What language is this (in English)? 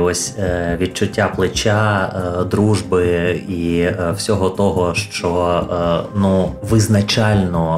Ukrainian